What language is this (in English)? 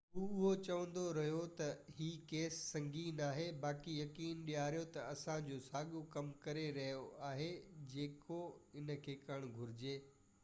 Sindhi